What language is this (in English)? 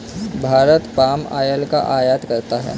Hindi